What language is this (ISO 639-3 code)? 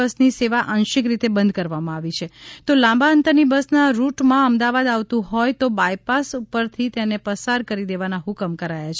guj